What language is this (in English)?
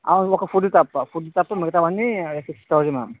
Telugu